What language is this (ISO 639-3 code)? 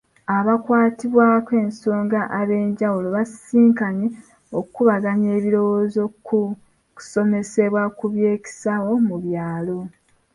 lug